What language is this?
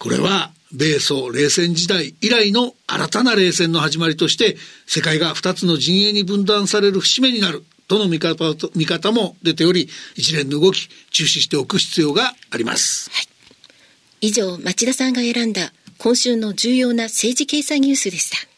Japanese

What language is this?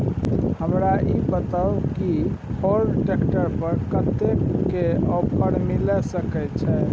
Maithili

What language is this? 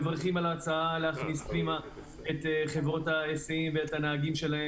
Hebrew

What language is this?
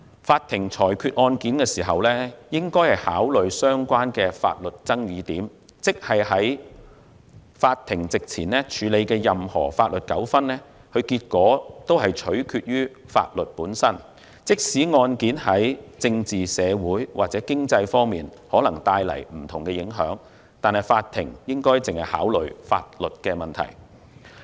Cantonese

